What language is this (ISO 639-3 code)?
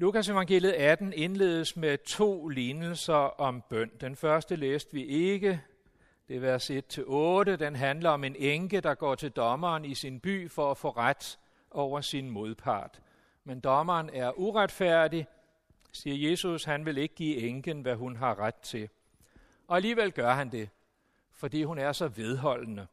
dan